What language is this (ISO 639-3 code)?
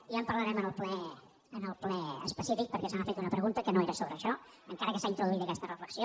cat